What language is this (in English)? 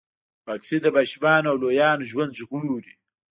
Pashto